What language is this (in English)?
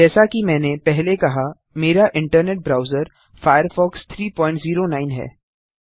Hindi